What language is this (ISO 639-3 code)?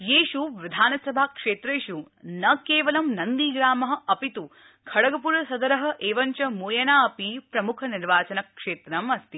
san